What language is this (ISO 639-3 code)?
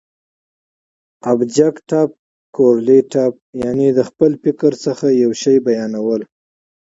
pus